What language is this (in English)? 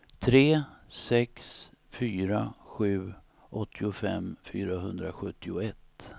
Swedish